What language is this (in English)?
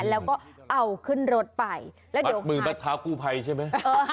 Thai